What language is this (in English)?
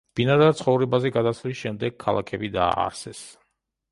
Georgian